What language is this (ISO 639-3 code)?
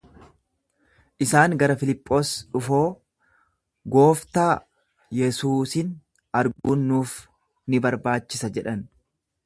orm